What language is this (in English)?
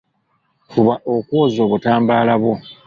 Ganda